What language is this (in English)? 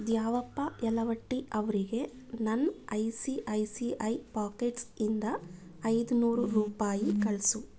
Kannada